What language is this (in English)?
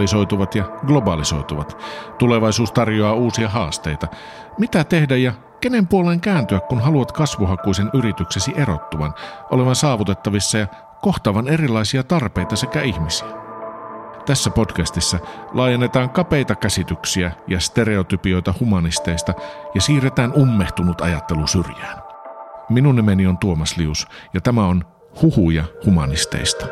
Finnish